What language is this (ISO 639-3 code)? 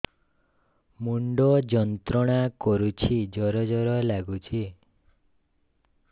ori